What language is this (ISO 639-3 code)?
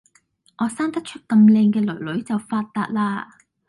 yue